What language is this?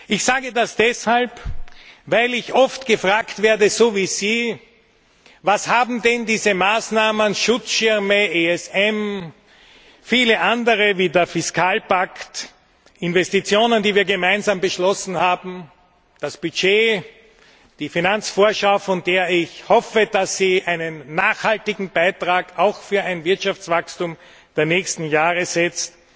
German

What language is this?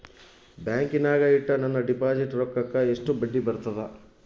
Kannada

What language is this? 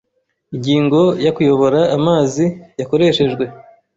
Kinyarwanda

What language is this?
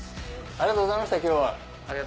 Japanese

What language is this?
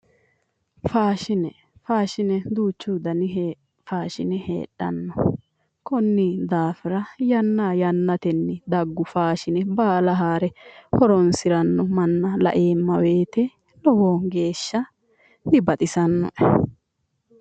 Sidamo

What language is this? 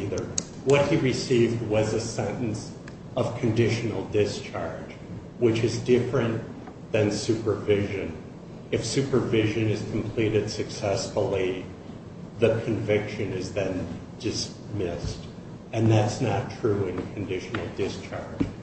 English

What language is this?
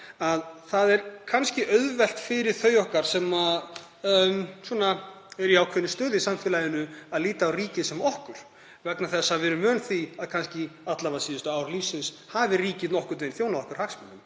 Icelandic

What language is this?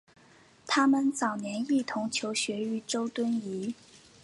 Chinese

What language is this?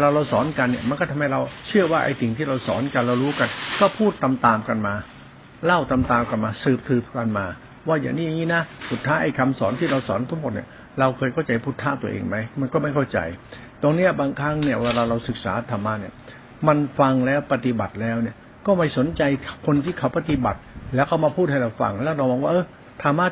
Thai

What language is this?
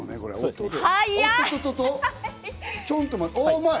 Japanese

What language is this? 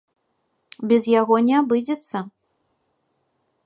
Belarusian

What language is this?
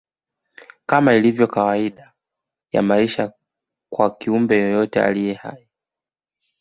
Swahili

